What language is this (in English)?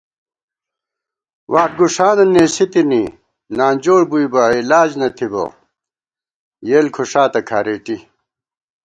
Gawar-Bati